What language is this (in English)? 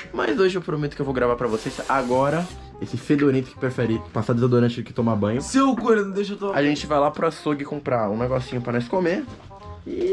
Portuguese